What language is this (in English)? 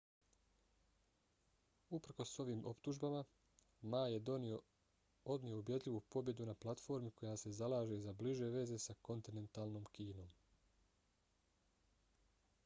Bosnian